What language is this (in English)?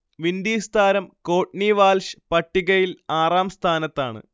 Malayalam